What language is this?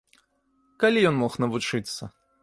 Belarusian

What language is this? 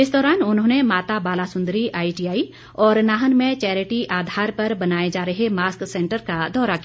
Hindi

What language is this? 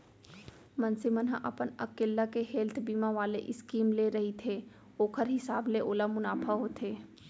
Chhattisgarhi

